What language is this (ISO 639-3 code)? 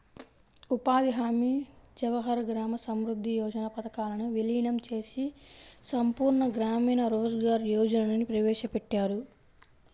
tel